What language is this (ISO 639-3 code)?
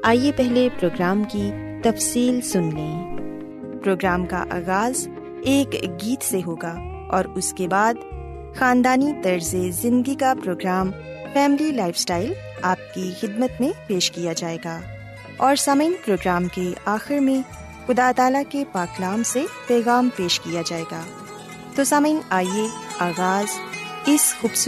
urd